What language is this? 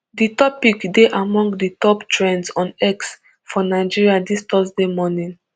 Nigerian Pidgin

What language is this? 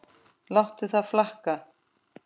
Icelandic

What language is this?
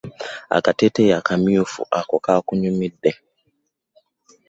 Ganda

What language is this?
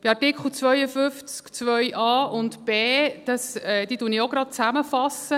Swiss German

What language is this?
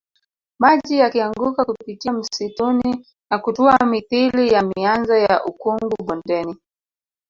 Swahili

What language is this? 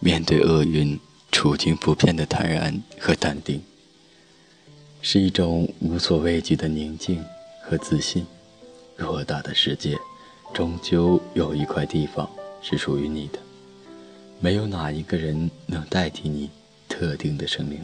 Chinese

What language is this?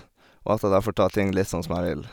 Norwegian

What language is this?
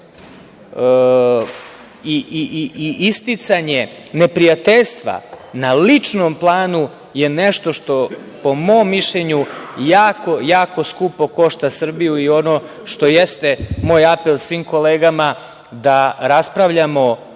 Serbian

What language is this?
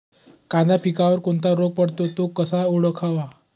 Marathi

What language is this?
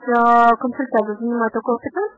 Russian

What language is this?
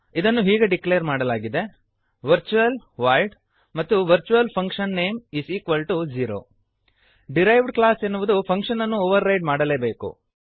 Kannada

